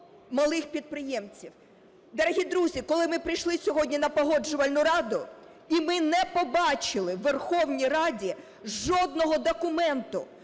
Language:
Ukrainian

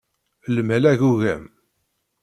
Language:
Kabyle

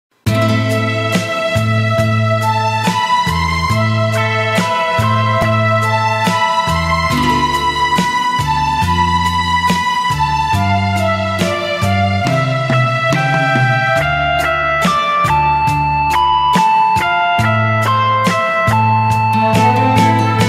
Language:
Korean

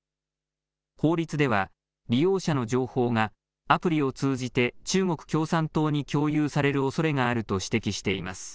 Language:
Japanese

